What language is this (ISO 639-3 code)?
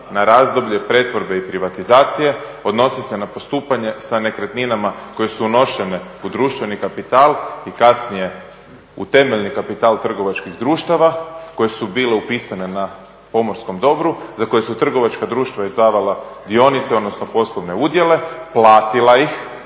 hrv